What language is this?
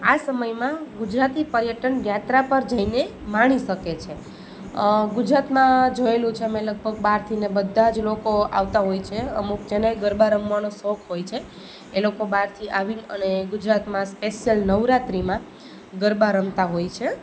Gujarati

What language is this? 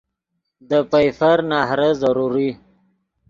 Yidgha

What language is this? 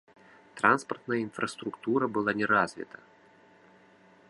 Belarusian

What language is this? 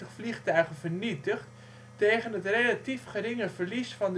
Dutch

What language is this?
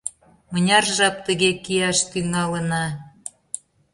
Mari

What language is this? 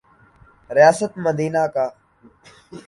Urdu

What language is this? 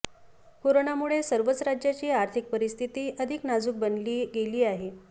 Marathi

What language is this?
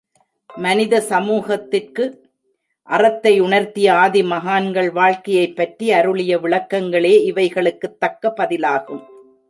Tamil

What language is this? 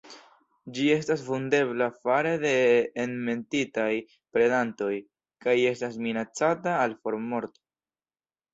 Esperanto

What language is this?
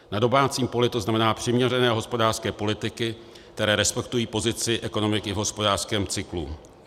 Czech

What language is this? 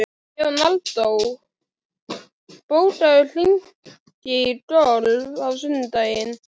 Icelandic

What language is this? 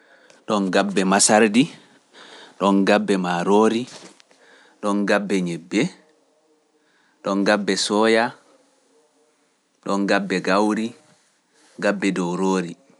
Pular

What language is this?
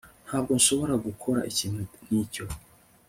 Kinyarwanda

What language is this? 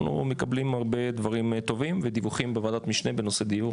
Hebrew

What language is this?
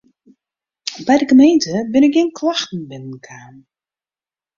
Western Frisian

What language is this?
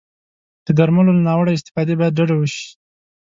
Pashto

